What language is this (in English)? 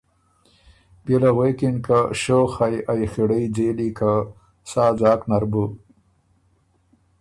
Ormuri